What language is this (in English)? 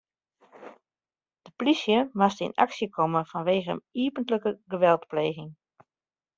Western Frisian